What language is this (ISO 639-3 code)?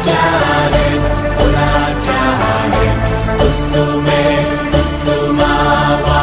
san